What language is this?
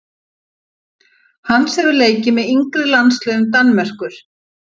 Icelandic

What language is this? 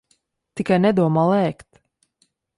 Latvian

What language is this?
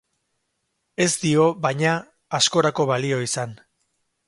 Basque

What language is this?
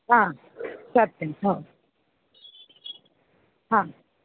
Sanskrit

